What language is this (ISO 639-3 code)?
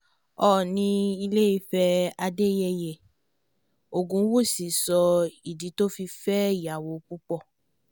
yor